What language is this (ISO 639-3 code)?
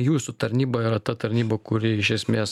lit